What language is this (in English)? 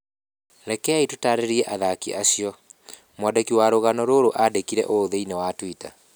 Kikuyu